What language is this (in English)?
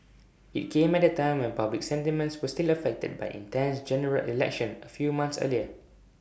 English